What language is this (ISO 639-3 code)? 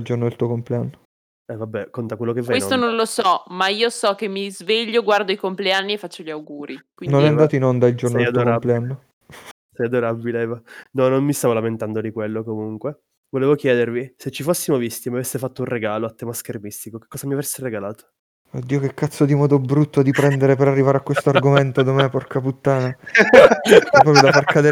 ita